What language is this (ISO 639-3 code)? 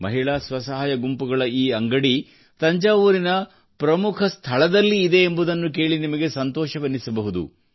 kan